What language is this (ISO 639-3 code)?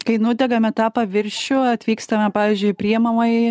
lit